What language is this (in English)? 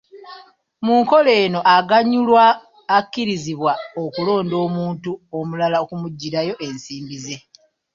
Ganda